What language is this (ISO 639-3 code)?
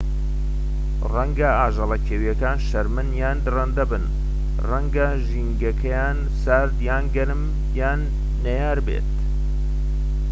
ckb